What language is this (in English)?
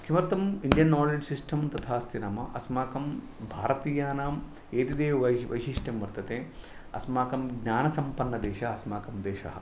Sanskrit